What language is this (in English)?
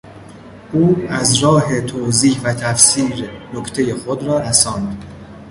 Persian